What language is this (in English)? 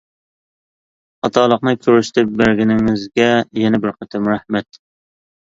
Uyghur